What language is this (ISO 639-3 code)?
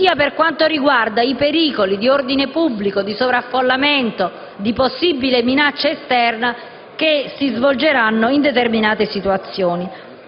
ita